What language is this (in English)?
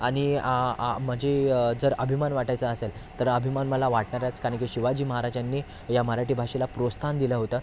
Marathi